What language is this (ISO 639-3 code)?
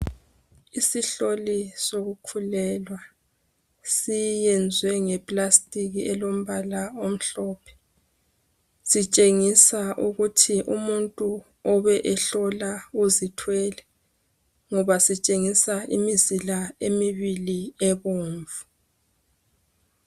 nde